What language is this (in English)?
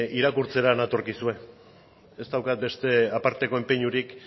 Basque